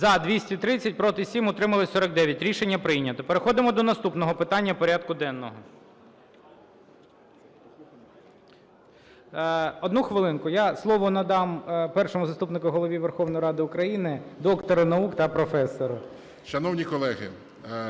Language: Ukrainian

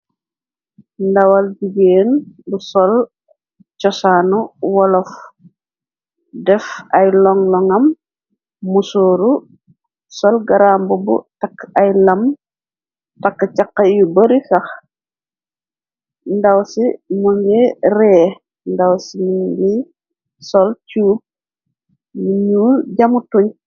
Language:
Wolof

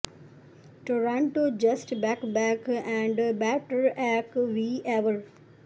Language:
Punjabi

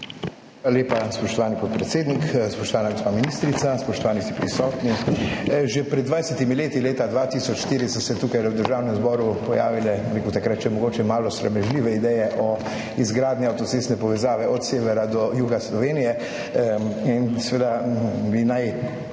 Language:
Slovenian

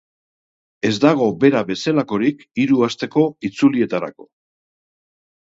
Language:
Basque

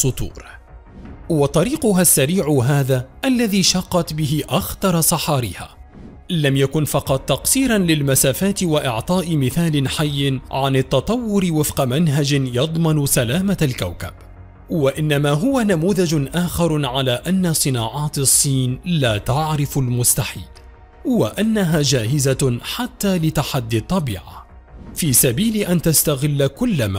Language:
Arabic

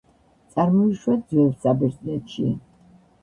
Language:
Georgian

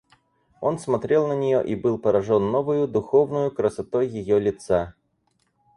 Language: Russian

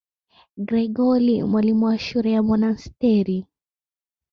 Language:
Swahili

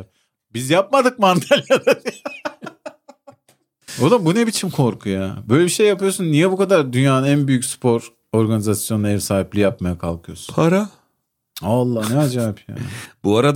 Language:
Turkish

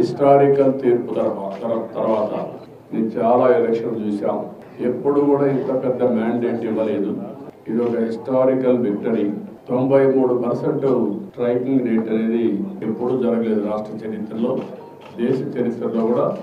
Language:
Telugu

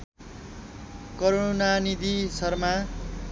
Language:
Nepali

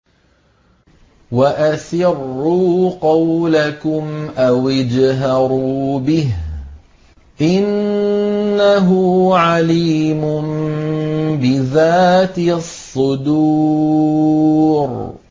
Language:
Arabic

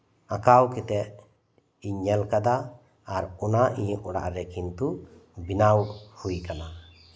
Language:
Santali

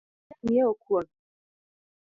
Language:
Luo (Kenya and Tanzania)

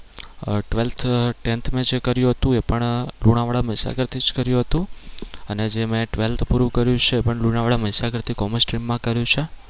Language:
Gujarati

